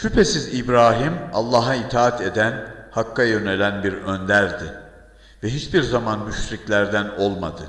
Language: Turkish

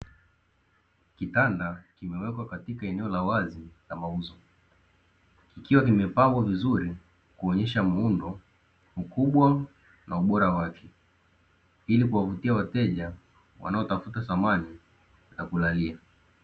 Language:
Swahili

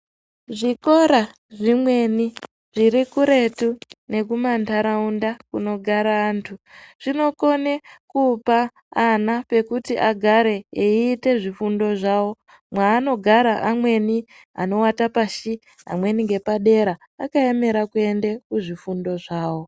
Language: Ndau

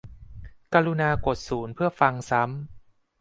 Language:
Thai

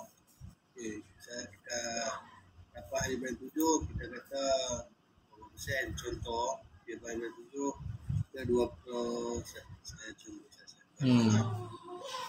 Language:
Malay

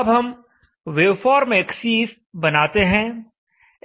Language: Hindi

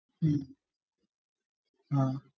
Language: Malayalam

